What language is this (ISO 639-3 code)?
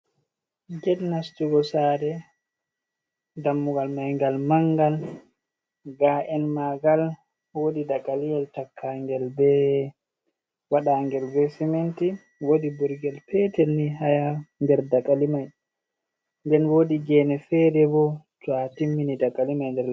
ful